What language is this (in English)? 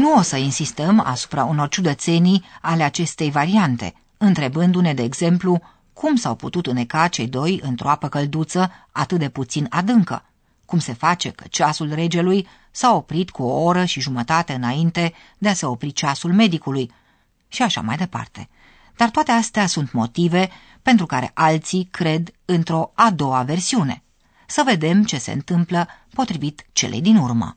Romanian